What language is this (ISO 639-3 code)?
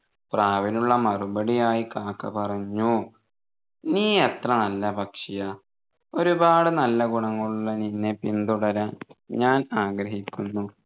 mal